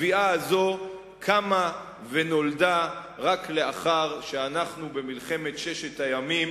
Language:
Hebrew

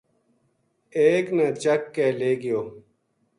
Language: Gujari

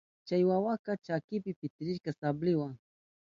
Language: Southern Pastaza Quechua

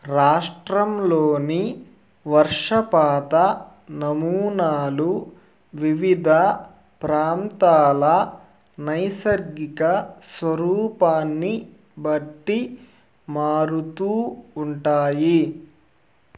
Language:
Telugu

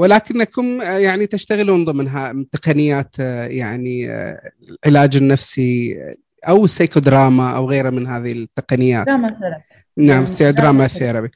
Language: Arabic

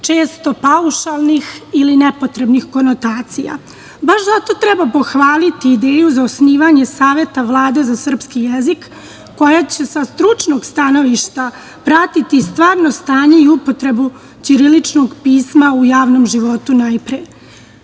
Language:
Serbian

